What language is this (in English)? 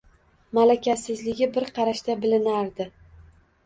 Uzbek